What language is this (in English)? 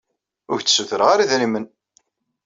Kabyle